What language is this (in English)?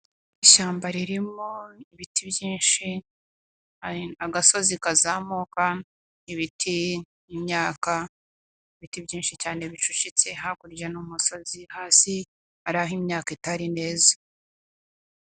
Kinyarwanda